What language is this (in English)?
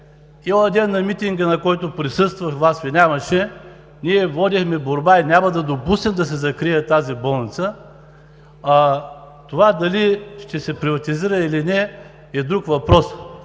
Bulgarian